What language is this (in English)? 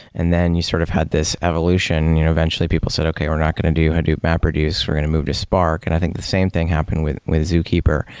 English